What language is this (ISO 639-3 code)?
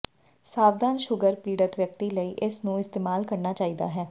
pan